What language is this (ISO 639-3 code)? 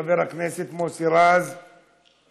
heb